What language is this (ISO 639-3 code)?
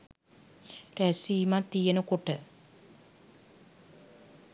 sin